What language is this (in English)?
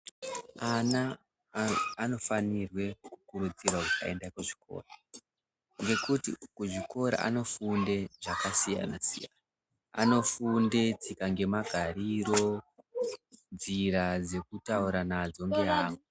Ndau